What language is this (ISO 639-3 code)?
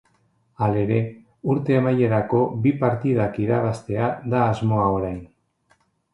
eus